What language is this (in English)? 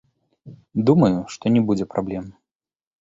Belarusian